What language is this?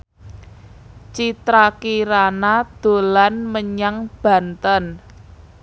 Javanese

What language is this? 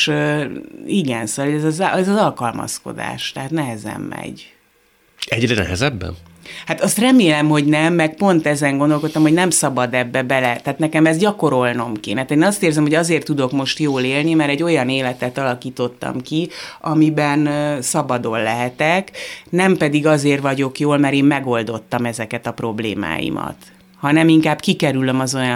Hungarian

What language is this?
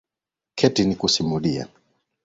Swahili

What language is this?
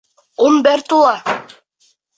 Bashkir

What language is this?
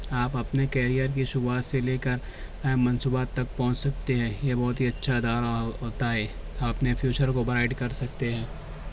Urdu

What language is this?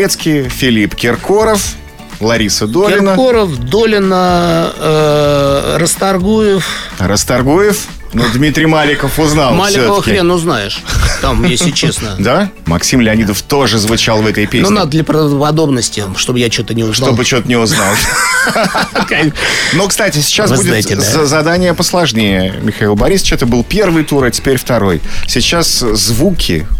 Russian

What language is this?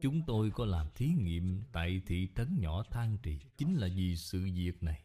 Vietnamese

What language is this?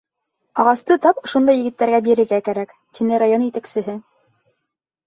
Bashkir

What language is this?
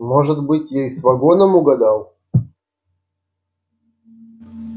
Russian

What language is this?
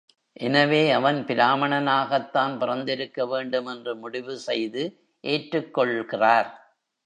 Tamil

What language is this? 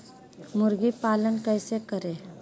Magahi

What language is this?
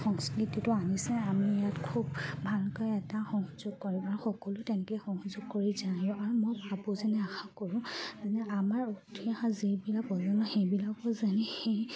Assamese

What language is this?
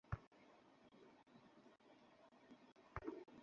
Bangla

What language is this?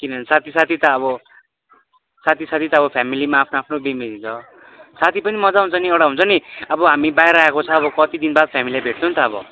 Nepali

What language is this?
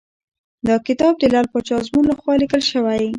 Pashto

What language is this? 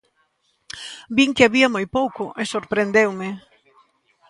Galician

